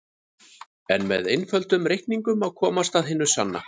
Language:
Icelandic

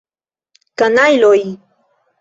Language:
Esperanto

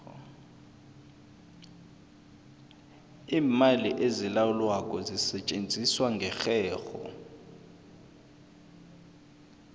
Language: South Ndebele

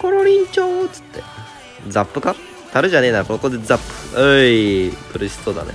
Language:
Japanese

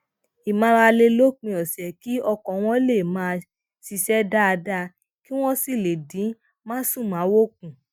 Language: Yoruba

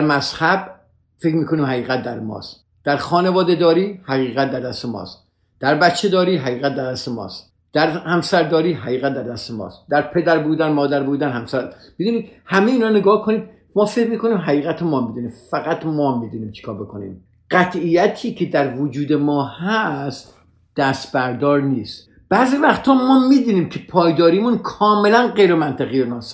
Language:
Persian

